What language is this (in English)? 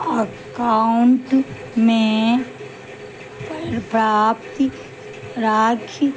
Maithili